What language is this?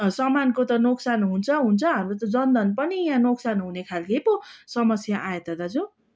Nepali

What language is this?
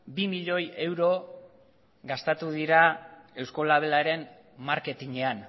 Basque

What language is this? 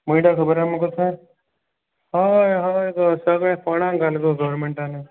Konkani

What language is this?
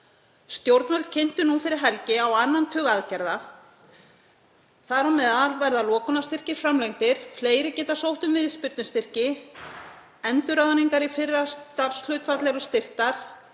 Icelandic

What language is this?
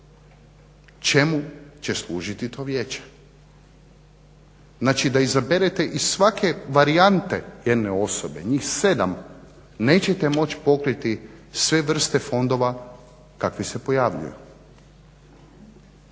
Croatian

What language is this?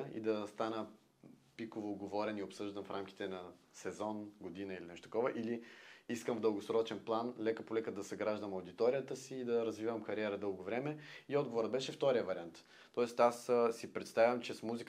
Bulgarian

